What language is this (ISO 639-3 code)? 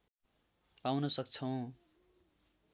nep